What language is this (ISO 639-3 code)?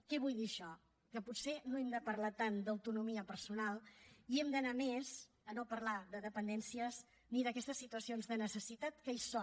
cat